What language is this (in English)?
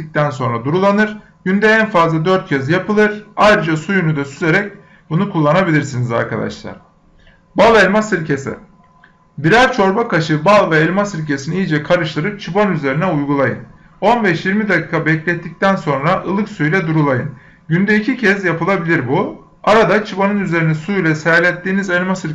Turkish